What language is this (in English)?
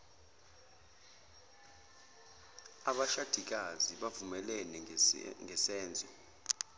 Zulu